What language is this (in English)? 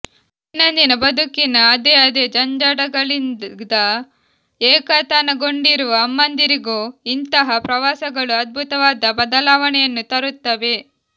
Kannada